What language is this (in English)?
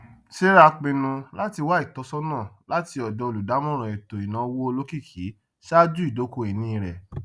Yoruba